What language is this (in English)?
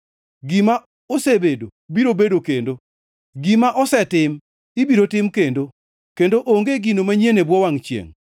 Luo (Kenya and Tanzania)